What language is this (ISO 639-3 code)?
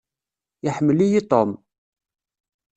kab